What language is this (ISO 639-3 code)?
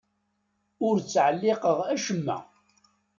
kab